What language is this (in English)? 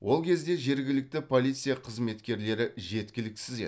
Kazakh